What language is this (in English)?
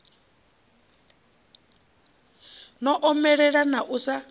Venda